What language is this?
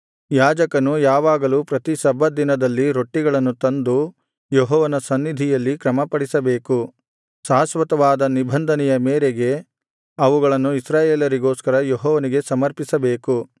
Kannada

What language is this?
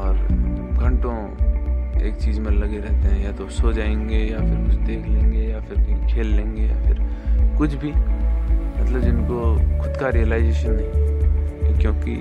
Hindi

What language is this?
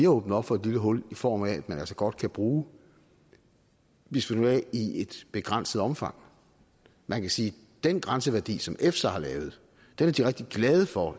Danish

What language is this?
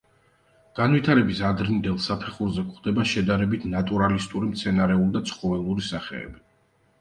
Georgian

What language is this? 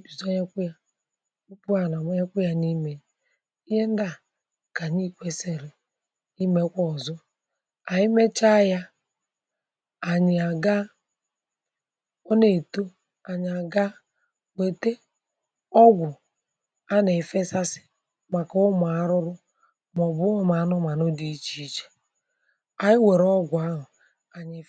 Igbo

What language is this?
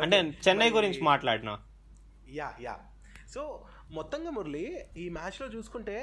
Telugu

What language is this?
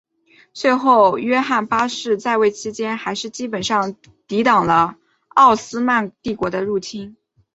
Chinese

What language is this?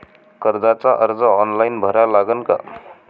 Marathi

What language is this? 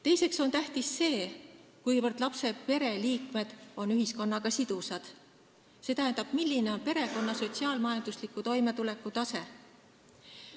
Estonian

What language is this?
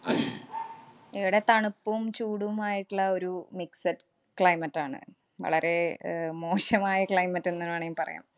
Malayalam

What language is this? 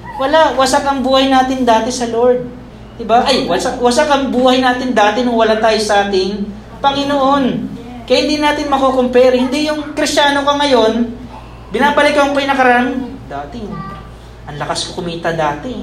Filipino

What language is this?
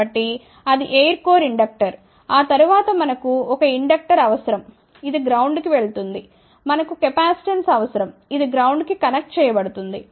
Telugu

